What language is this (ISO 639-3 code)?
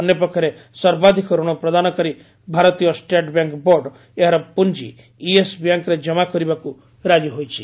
ori